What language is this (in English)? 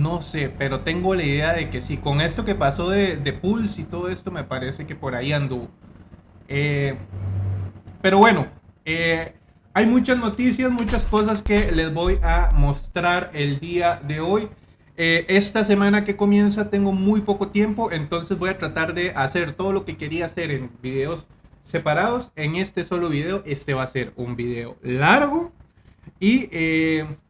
Spanish